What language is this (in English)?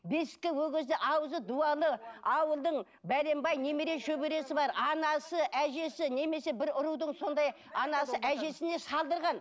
Kazakh